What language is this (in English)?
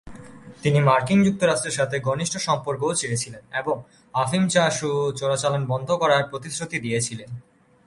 Bangla